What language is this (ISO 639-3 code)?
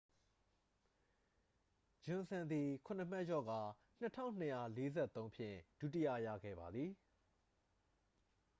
mya